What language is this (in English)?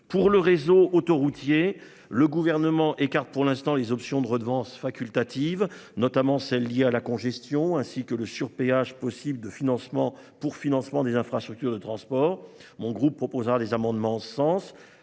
French